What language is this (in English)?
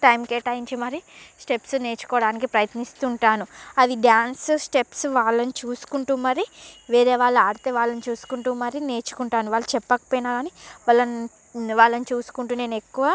Telugu